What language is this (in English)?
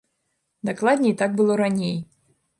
Belarusian